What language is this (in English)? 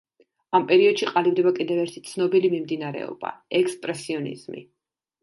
Georgian